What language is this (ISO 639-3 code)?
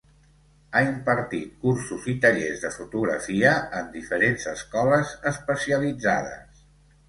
cat